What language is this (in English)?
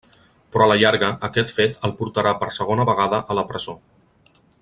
Catalan